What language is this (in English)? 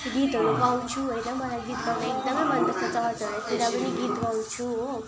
Nepali